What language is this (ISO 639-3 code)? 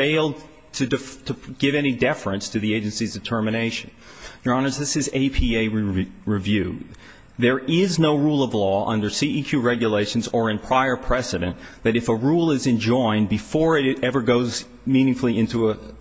eng